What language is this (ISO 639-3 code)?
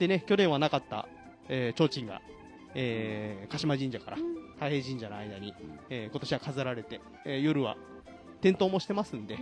jpn